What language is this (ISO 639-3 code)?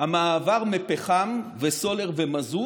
heb